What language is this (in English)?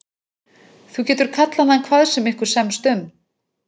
Icelandic